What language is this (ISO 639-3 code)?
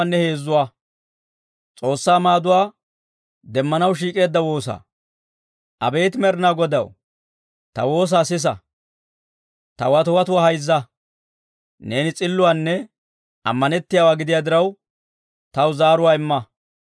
dwr